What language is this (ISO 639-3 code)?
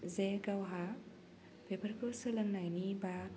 brx